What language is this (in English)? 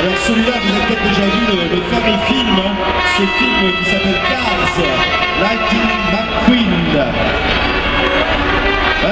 French